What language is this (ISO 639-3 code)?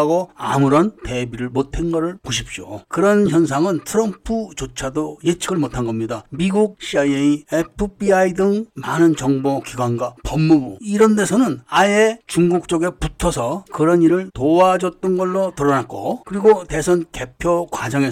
kor